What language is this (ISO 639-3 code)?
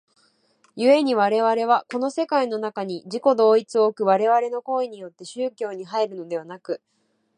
jpn